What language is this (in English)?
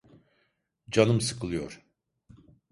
Turkish